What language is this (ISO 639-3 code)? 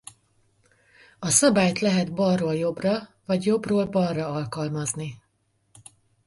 hun